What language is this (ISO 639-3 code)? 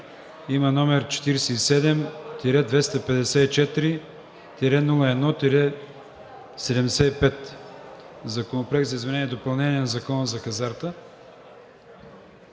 bul